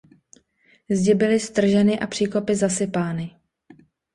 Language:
Czech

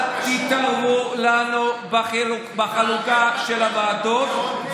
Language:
Hebrew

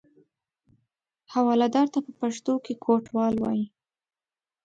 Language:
Pashto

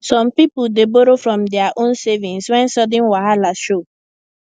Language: Nigerian Pidgin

